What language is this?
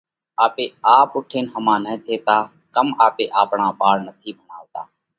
Parkari Koli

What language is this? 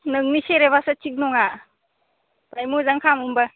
Bodo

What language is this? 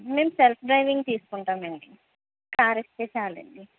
Telugu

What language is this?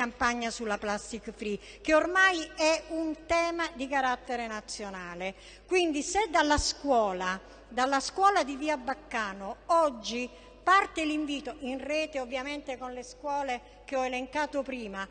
Italian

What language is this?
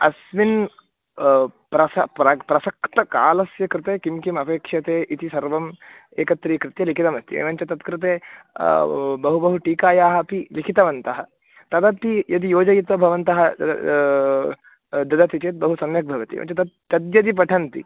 Sanskrit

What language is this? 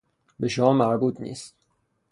Persian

